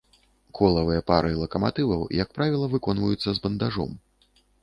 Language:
Belarusian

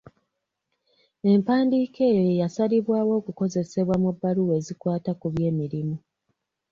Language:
Ganda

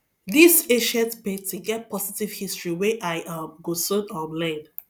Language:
Nigerian Pidgin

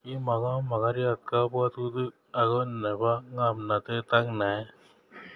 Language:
Kalenjin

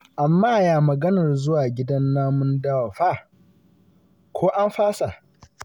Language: Hausa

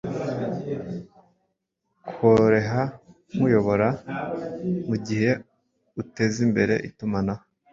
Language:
Kinyarwanda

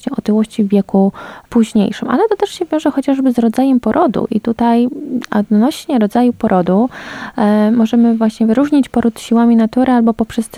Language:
Polish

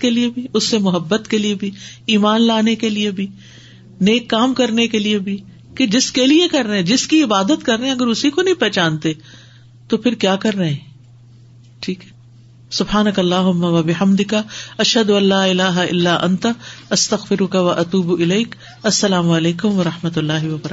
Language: Urdu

